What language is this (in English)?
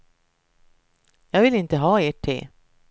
Swedish